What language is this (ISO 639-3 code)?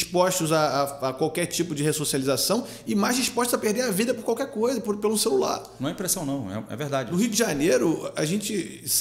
por